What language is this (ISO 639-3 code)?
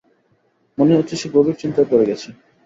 ben